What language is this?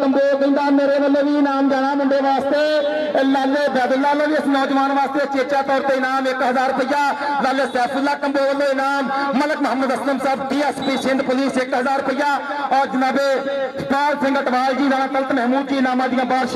Punjabi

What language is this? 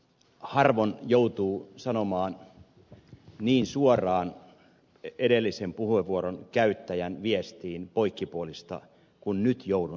Finnish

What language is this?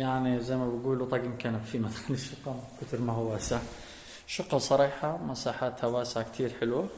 Arabic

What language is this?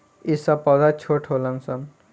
Bhojpuri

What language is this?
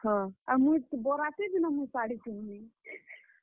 Odia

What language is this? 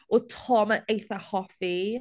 Welsh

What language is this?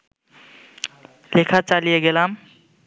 Bangla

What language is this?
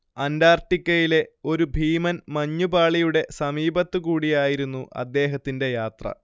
Malayalam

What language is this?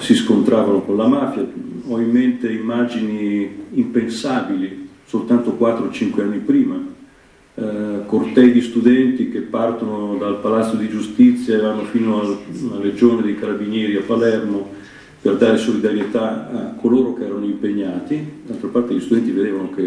Italian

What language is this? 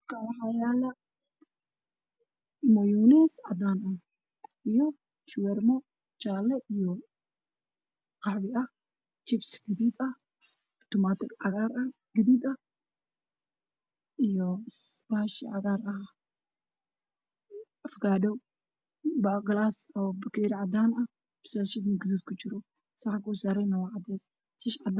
Somali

